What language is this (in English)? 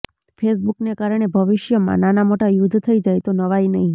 Gujarati